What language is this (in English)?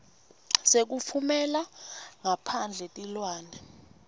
Swati